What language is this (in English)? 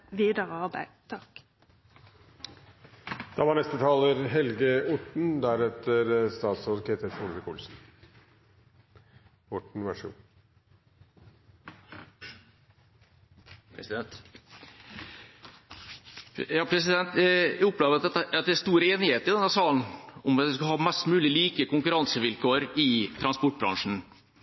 Norwegian